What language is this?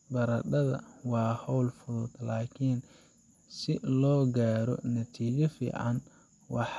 Somali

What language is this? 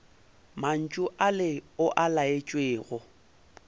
Northern Sotho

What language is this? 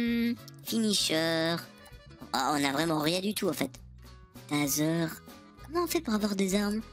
French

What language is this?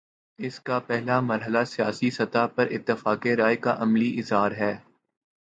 Urdu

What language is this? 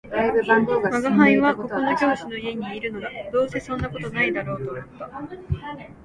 Japanese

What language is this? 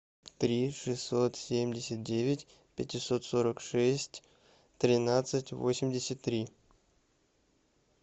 Russian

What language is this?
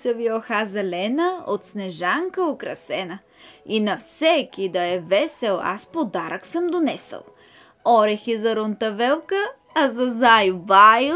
Bulgarian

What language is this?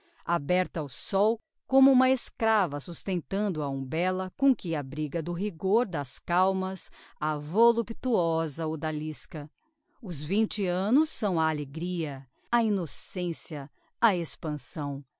Portuguese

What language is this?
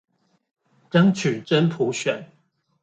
Chinese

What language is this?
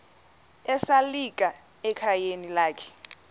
Xhosa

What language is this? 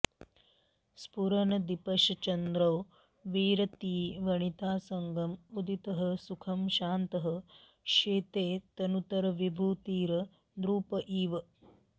Sanskrit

